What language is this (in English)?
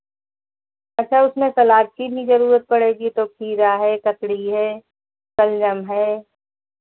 Hindi